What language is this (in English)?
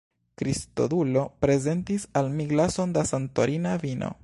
Esperanto